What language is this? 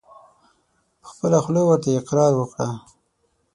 Pashto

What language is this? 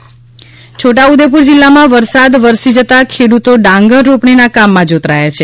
Gujarati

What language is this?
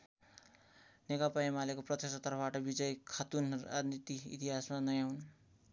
Nepali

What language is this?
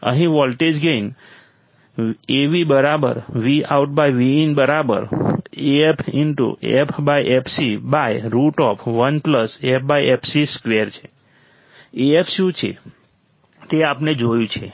Gujarati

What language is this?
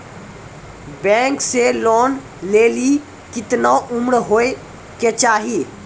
Maithili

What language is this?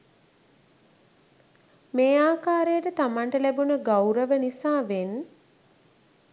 Sinhala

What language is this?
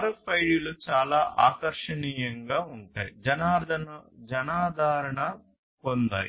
Telugu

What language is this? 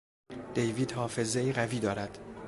Persian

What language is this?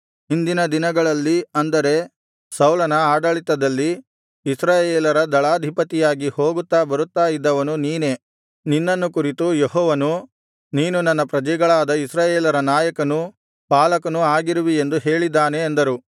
Kannada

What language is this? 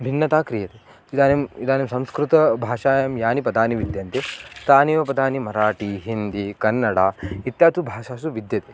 Sanskrit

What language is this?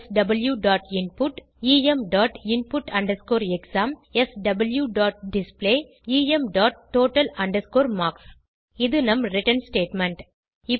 Tamil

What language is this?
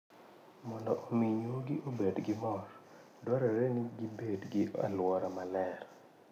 Luo (Kenya and Tanzania)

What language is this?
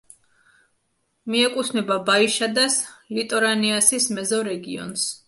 Georgian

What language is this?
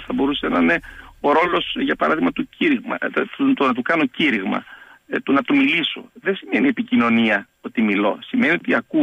Greek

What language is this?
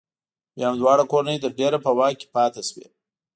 Pashto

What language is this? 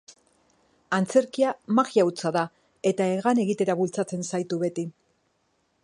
Basque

